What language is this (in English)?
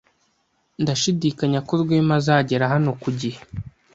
Kinyarwanda